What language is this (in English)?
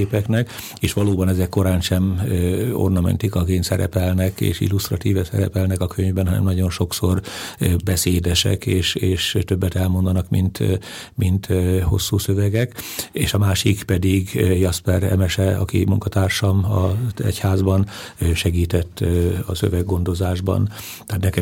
Hungarian